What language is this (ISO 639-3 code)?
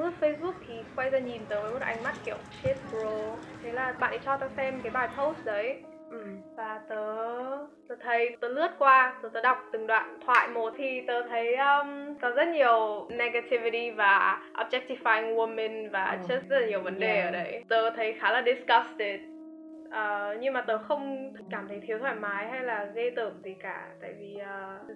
vie